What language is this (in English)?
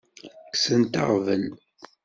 Kabyle